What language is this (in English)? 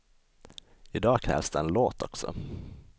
Swedish